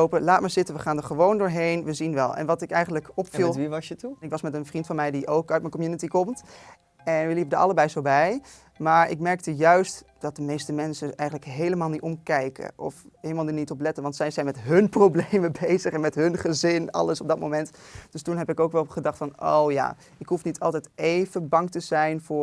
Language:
Dutch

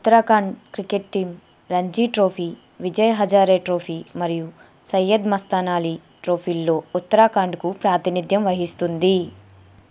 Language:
Telugu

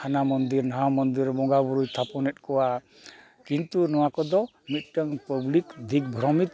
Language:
Santali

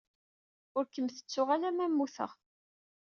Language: Kabyle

